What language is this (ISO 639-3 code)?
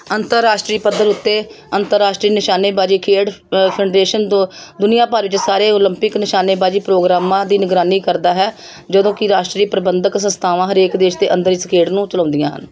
pan